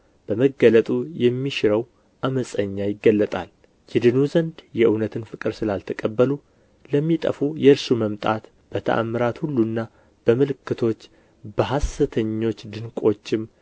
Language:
Amharic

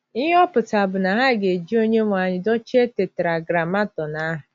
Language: Igbo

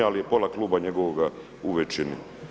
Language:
Croatian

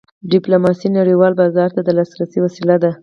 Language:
Pashto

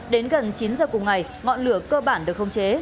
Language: Vietnamese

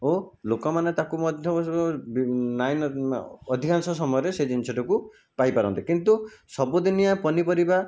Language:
Odia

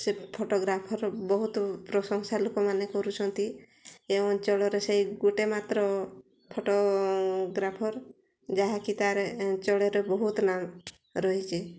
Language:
Odia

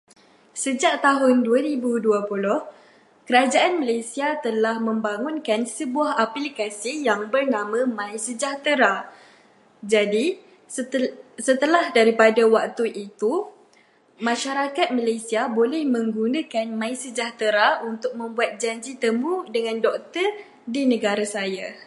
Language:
Malay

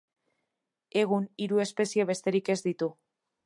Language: Basque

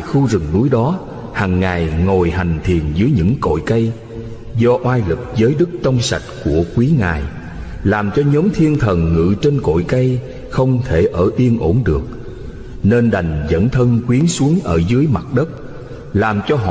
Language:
Vietnamese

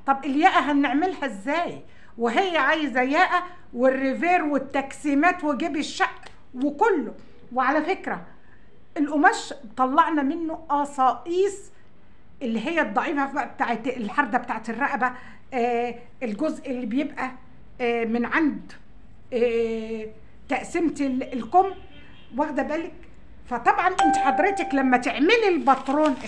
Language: Arabic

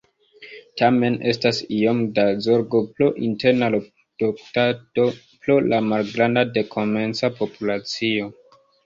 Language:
Esperanto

